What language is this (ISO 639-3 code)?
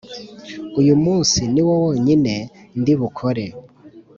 kin